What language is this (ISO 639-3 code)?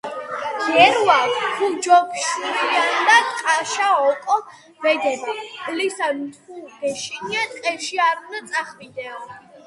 kat